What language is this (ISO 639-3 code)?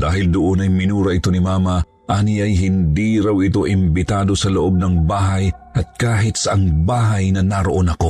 fil